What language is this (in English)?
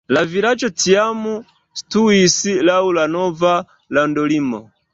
Esperanto